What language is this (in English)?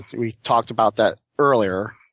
English